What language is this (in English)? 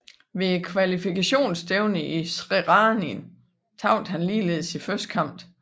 Danish